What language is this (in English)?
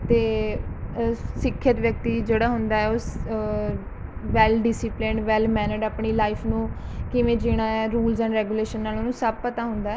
Punjabi